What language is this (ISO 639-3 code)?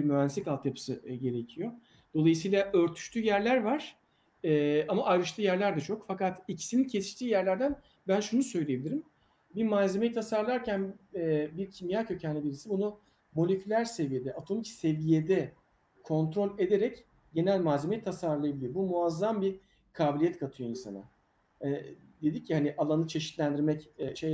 tur